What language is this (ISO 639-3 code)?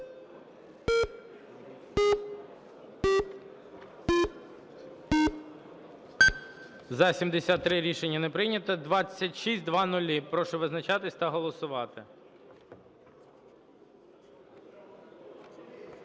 ukr